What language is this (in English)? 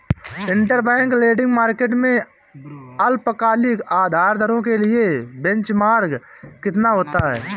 Hindi